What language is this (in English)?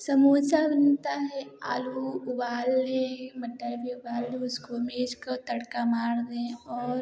Hindi